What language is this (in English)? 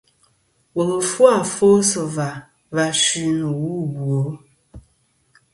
Kom